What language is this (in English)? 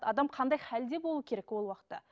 Kazakh